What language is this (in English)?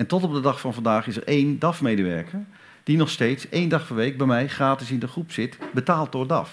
Dutch